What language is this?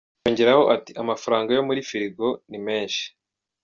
Kinyarwanda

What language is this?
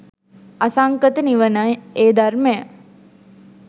Sinhala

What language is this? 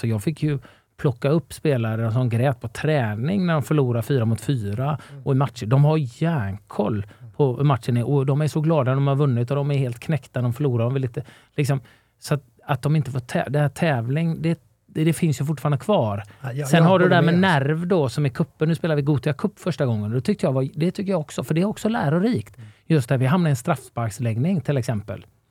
Swedish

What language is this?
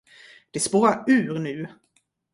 Swedish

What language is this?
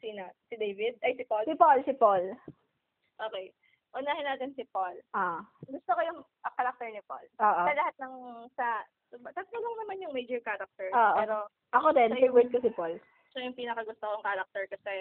Filipino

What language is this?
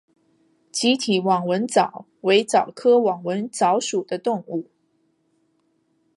Chinese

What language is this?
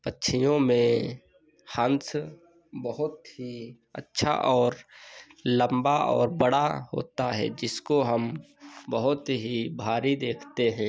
Hindi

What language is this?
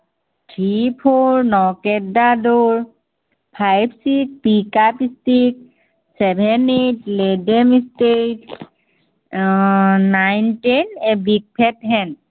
Assamese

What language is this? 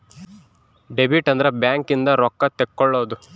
Kannada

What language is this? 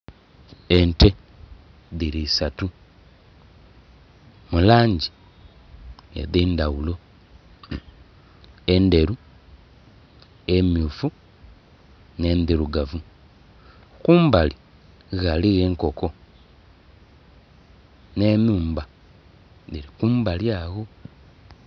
Soga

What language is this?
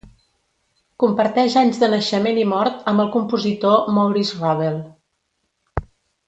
Catalan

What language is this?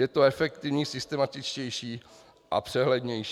Czech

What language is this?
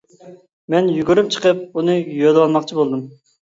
Uyghur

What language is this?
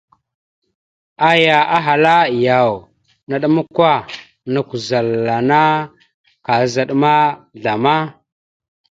Mada (Cameroon)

